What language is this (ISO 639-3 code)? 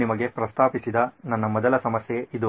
kan